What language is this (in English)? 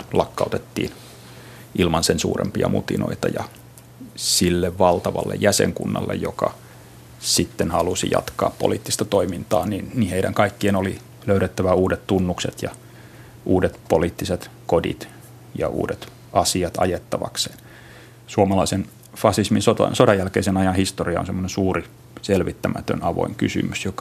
Finnish